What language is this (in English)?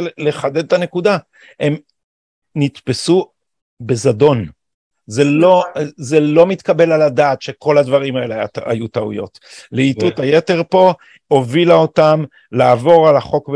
Hebrew